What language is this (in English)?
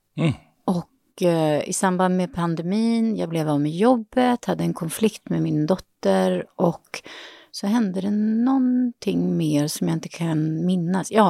Swedish